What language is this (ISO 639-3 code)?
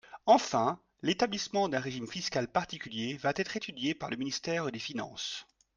fra